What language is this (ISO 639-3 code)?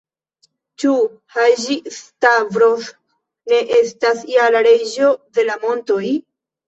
epo